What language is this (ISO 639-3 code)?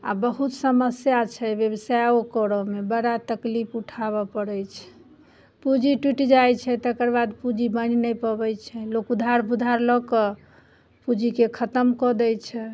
mai